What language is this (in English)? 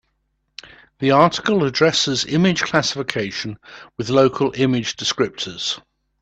English